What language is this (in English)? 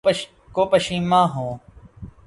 Urdu